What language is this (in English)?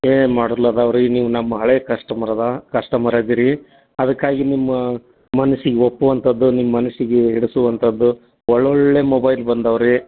Kannada